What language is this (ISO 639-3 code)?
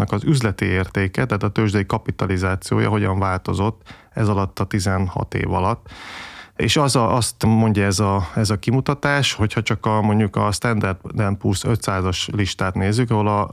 hun